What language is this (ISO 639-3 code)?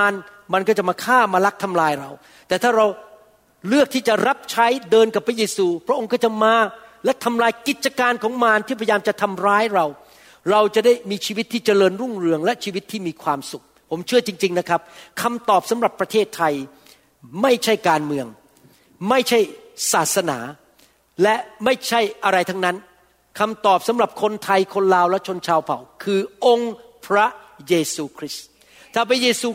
tha